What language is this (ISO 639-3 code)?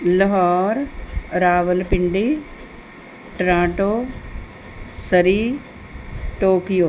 pan